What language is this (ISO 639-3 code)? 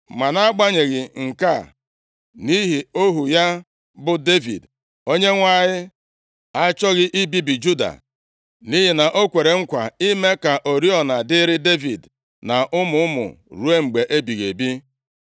ibo